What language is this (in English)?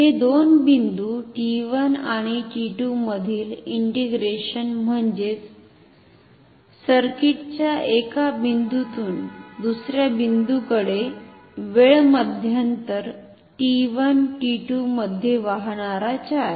Marathi